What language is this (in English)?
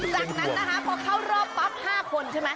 Thai